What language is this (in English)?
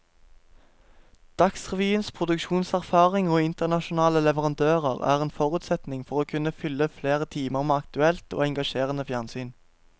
Norwegian